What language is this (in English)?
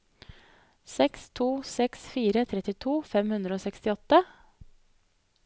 Norwegian